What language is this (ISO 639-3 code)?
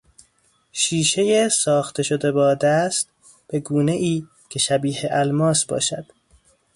fas